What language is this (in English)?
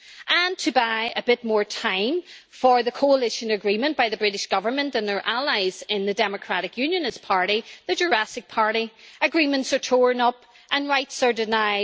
English